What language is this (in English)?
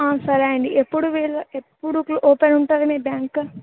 Telugu